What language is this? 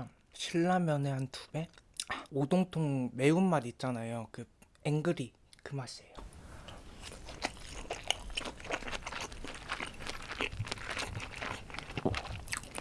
Korean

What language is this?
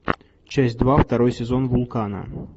Russian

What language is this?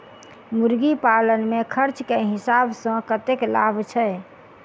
Maithili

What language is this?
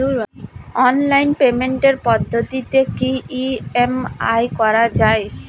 Bangla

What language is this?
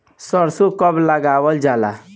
Bhojpuri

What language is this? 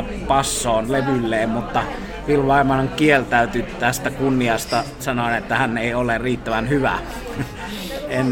Finnish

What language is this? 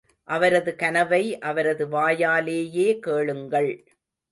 Tamil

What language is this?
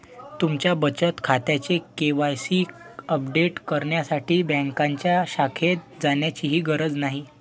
Marathi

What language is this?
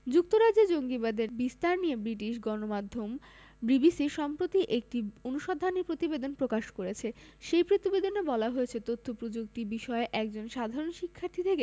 Bangla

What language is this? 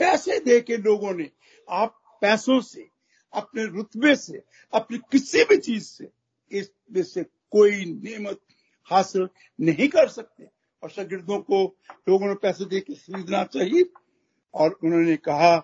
Hindi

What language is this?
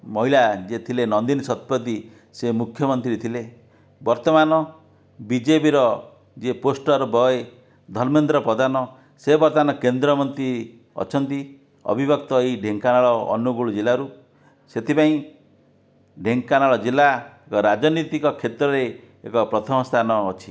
Odia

